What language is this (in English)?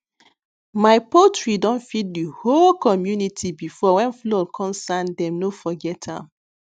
Nigerian Pidgin